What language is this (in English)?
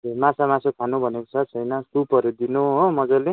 Nepali